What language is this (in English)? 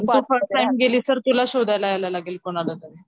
Marathi